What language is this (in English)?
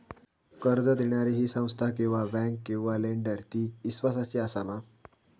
Marathi